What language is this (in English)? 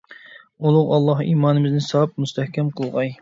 Uyghur